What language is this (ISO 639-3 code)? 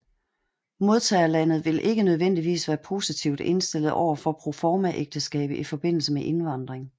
dan